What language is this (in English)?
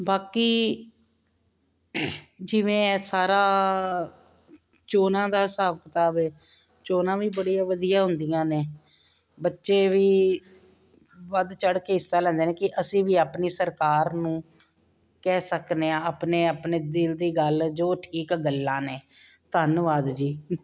Punjabi